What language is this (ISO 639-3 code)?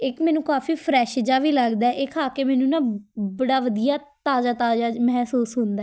pan